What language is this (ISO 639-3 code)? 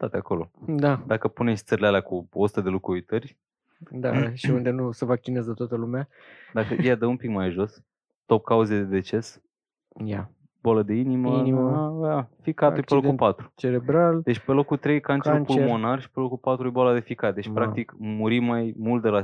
ron